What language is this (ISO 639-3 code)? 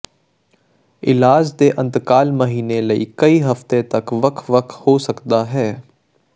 pan